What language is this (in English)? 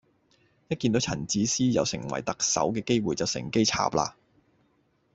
Cantonese